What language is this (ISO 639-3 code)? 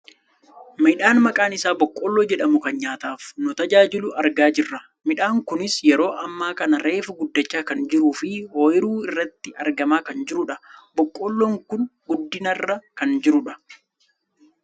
orm